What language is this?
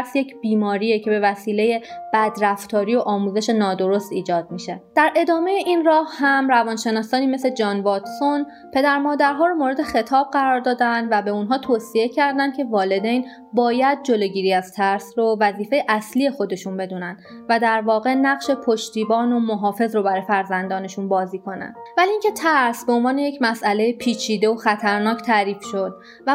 Persian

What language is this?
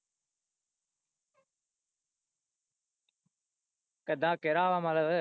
Punjabi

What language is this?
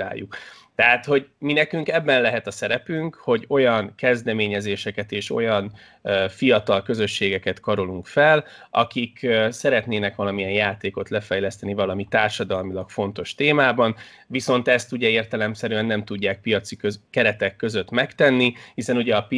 Hungarian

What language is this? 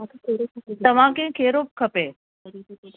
Sindhi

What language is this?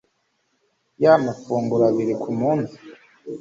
Kinyarwanda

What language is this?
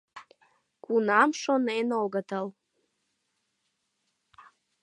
Mari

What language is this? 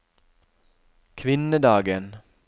Norwegian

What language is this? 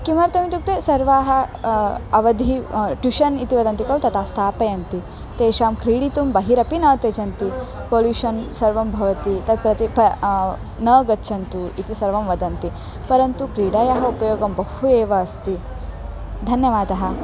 Sanskrit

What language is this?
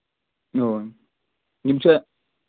Kashmiri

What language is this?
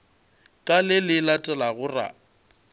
Northern Sotho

